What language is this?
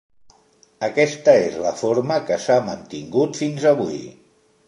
Catalan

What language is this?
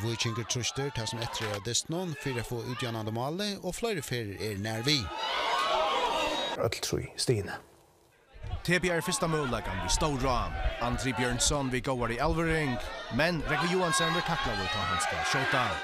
Dutch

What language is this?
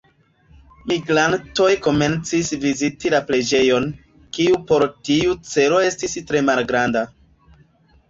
Esperanto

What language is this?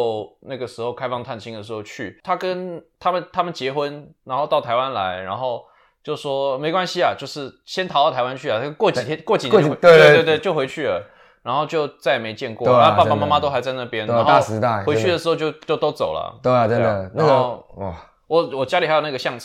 Chinese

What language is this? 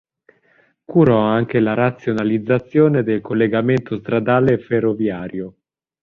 Italian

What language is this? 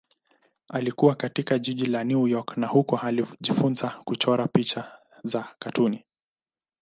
Swahili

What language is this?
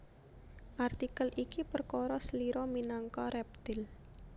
Javanese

